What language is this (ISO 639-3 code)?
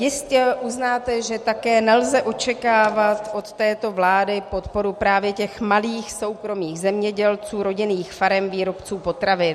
ces